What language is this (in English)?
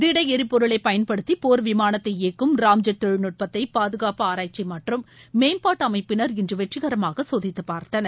Tamil